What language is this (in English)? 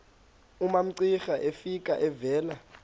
Xhosa